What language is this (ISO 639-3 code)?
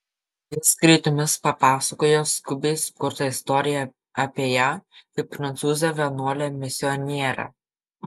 lit